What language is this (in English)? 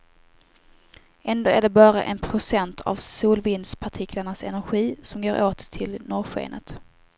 Swedish